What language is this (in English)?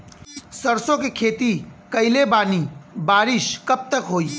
Bhojpuri